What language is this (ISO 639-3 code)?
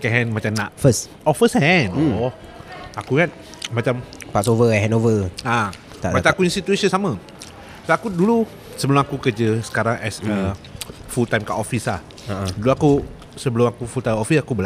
msa